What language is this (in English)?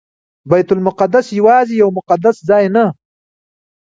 Pashto